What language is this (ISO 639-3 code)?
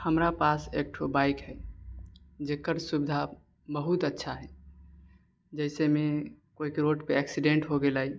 mai